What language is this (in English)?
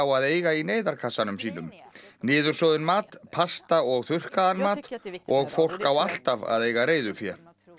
Icelandic